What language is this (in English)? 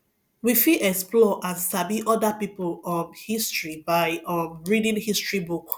Nigerian Pidgin